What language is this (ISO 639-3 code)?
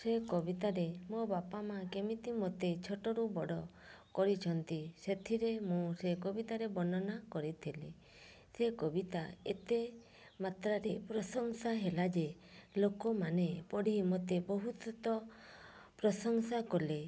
ori